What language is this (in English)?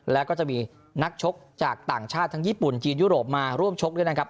Thai